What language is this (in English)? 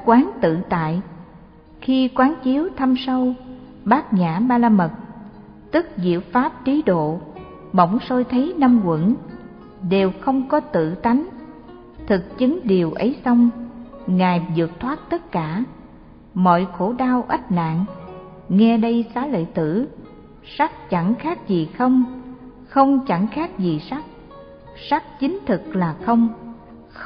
Vietnamese